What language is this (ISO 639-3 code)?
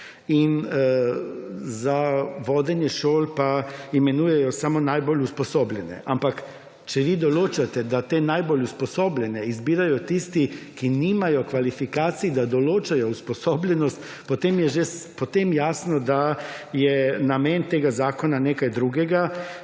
slv